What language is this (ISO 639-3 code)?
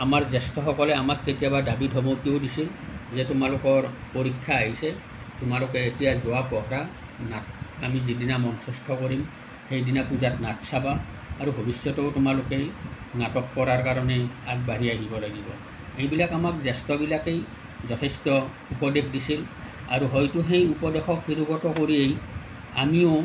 asm